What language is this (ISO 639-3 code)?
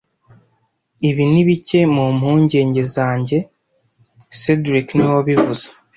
kin